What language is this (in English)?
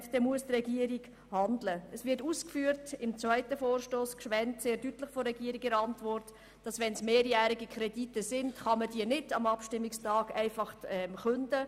Swiss German